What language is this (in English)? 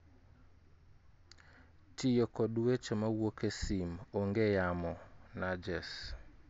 Luo (Kenya and Tanzania)